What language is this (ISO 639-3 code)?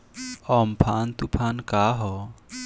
bho